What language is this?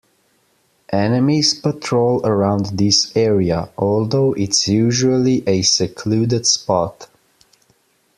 English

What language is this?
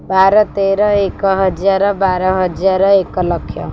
Odia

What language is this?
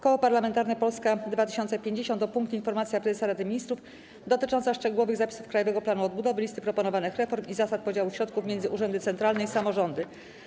Polish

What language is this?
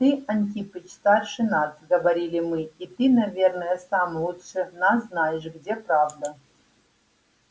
Russian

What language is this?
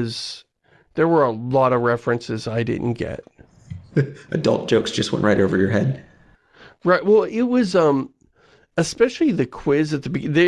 English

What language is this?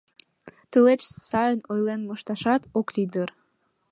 Mari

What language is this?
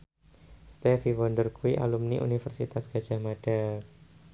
Javanese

